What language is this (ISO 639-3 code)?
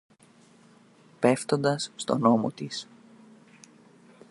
ell